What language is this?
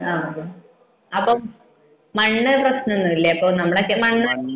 Malayalam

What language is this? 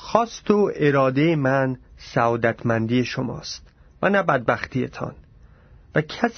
Persian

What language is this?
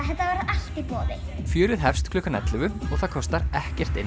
Icelandic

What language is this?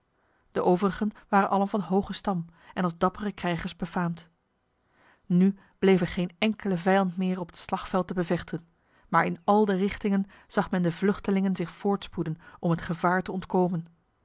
Dutch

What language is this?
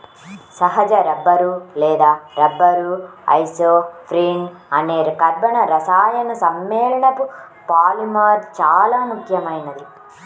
Telugu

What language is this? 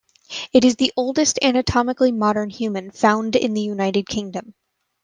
English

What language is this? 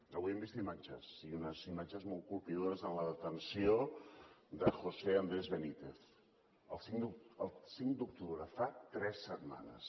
Catalan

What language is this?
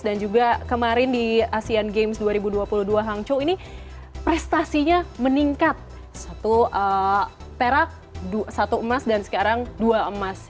Indonesian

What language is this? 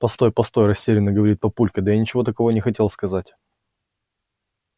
Russian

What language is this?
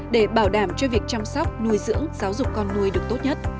Vietnamese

